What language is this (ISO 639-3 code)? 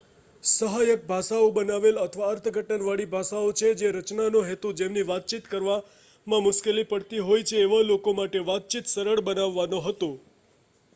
guj